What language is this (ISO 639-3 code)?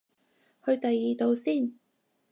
yue